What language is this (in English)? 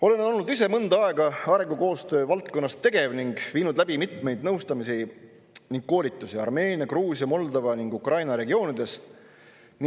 Estonian